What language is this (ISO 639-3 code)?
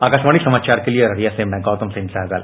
hin